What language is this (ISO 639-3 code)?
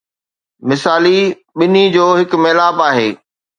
snd